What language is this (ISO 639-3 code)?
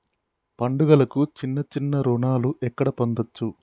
tel